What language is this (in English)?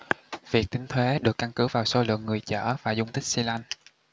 Vietnamese